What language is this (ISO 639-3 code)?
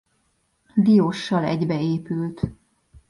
hun